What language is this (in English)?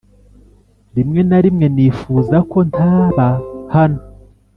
Kinyarwanda